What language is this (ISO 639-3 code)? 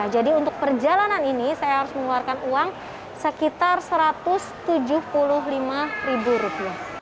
ind